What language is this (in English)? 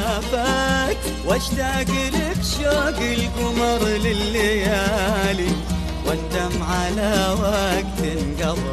Arabic